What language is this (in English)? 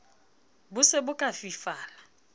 Southern Sotho